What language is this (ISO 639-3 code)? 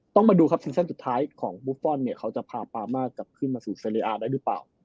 tha